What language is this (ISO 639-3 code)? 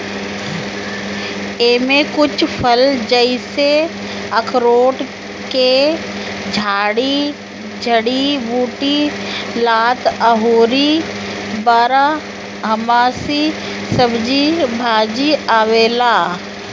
bho